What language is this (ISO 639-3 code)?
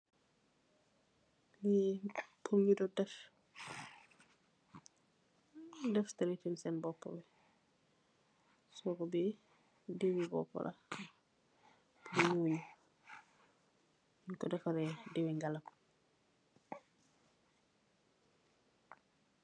wol